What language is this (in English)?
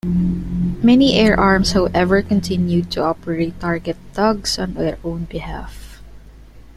English